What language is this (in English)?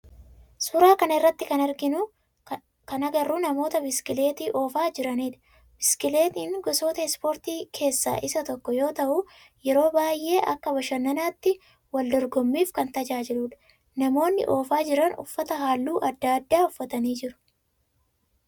Oromo